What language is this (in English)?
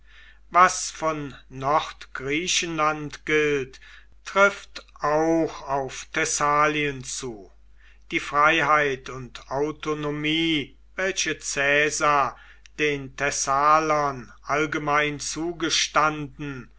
German